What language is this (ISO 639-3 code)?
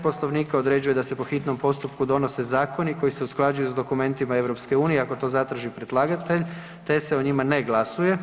hrv